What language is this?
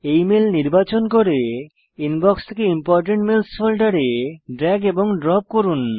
Bangla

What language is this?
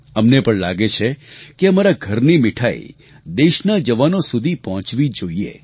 Gujarati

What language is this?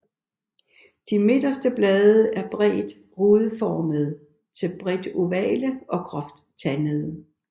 Danish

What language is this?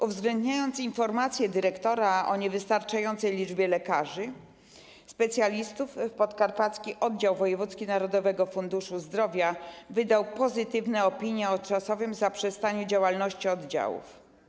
Polish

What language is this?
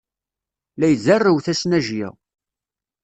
Kabyle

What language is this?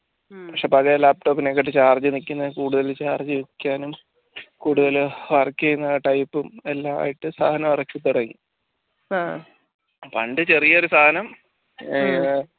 Malayalam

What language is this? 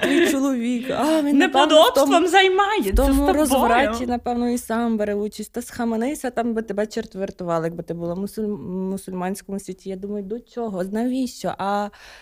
Ukrainian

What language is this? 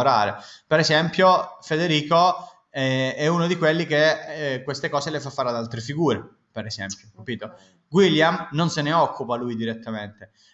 Italian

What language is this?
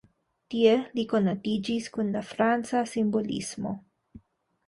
Esperanto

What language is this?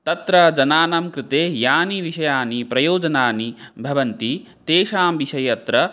Sanskrit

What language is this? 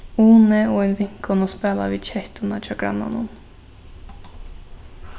Faroese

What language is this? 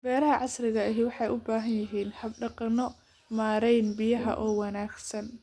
Somali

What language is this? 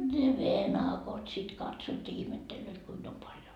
Finnish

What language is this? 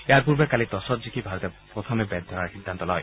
Assamese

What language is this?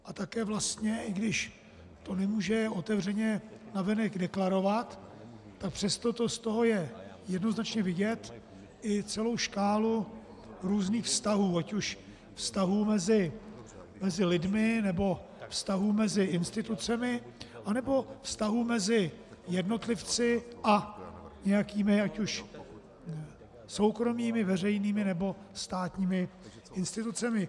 Czech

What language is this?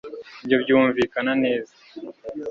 Kinyarwanda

